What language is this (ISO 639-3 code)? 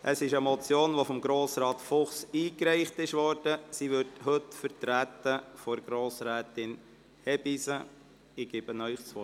gsw